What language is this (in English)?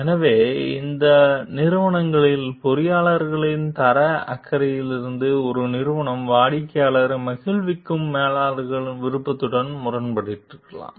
Tamil